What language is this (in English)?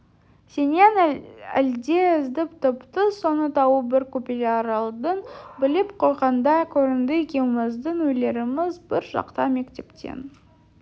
Kazakh